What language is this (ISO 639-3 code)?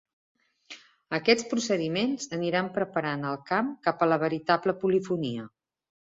cat